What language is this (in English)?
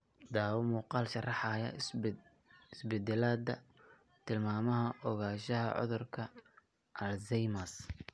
Somali